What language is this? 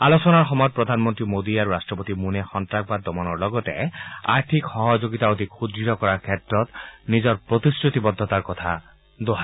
Assamese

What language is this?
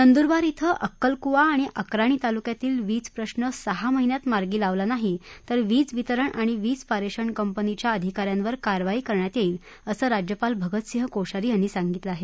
Marathi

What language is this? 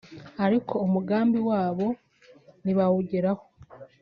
Kinyarwanda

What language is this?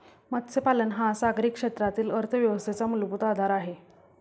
Marathi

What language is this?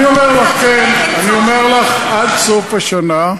Hebrew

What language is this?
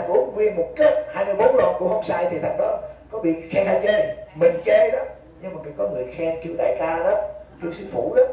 Vietnamese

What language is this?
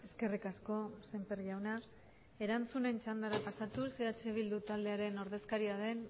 Basque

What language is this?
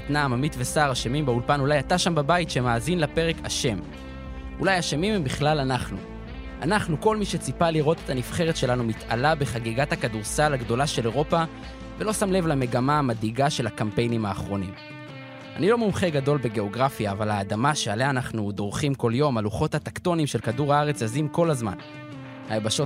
Hebrew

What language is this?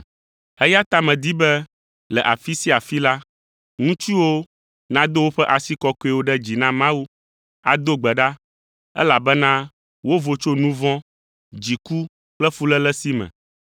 Ewe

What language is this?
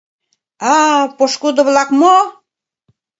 Mari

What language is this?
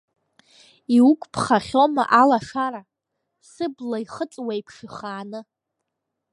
Abkhazian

